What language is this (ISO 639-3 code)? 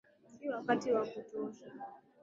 swa